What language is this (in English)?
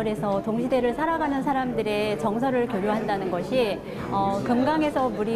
Korean